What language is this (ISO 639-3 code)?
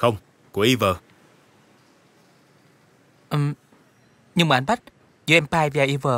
vie